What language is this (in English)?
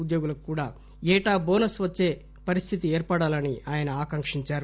Telugu